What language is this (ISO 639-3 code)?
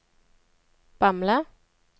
nor